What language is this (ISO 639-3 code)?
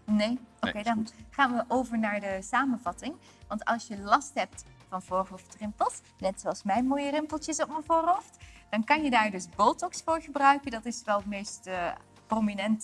nld